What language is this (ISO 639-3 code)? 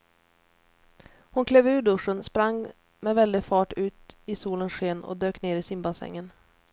swe